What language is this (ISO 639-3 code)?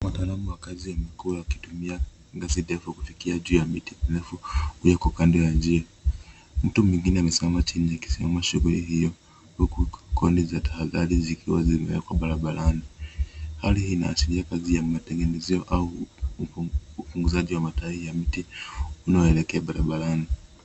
swa